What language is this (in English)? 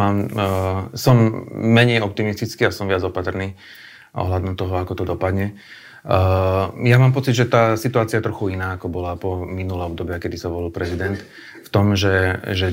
Slovak